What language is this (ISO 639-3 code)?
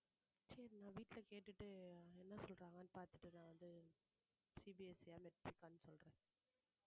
tam